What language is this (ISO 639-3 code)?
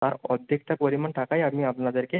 ben